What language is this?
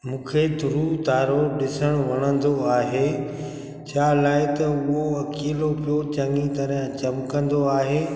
Sindhi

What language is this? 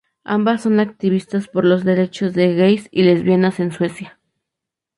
Spanish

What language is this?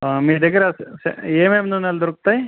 Telugu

